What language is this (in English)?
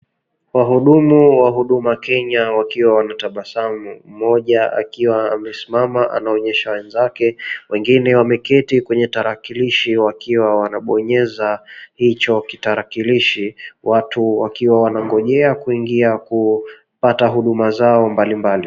Swahili